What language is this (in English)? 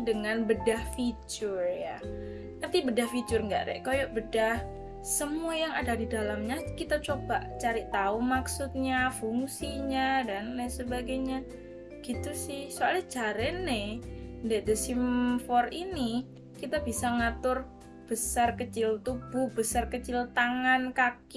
Indonesian